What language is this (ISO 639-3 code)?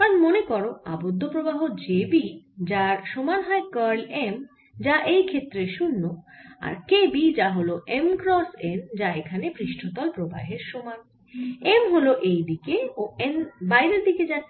ben